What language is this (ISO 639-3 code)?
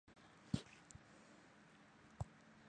zho